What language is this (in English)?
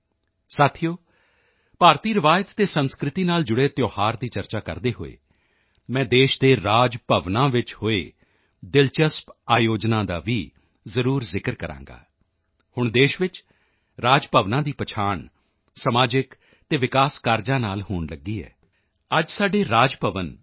Punjabi